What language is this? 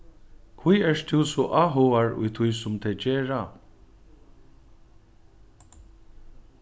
Faroese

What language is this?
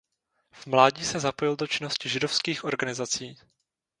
Czech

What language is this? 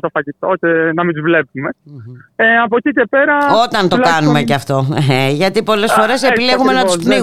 Greek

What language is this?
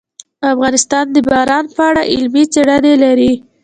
Pashto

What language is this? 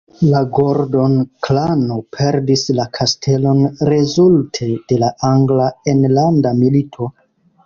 Esperanto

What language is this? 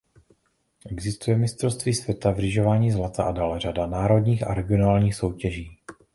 Czech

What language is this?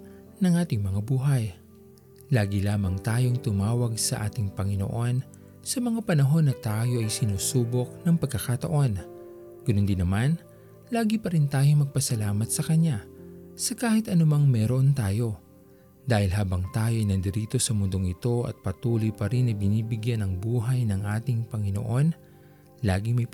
Filipino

